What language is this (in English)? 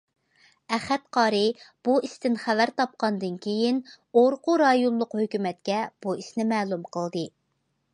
Uyghur